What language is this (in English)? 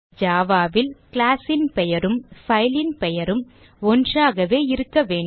Tamil